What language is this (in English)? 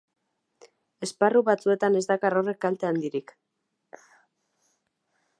Basque